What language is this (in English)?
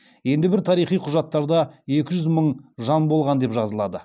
Kazakh